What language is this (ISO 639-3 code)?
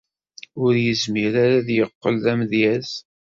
kab